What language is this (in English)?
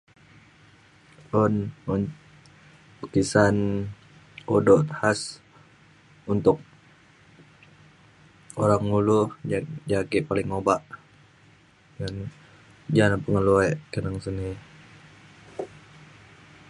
Mainstream Kenyah